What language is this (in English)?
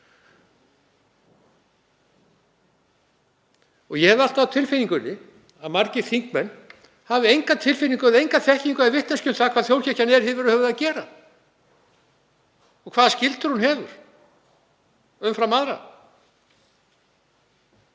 Icelandic